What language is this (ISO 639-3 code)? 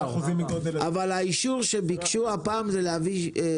heb